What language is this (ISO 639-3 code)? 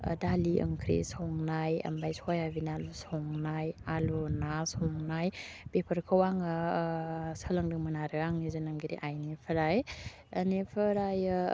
brx